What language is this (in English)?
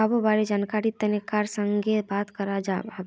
Magahi